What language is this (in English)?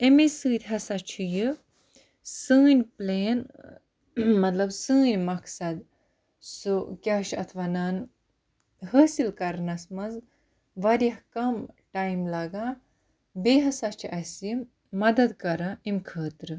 Kashmiri